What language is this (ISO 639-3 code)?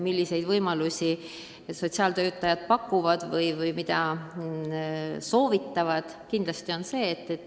est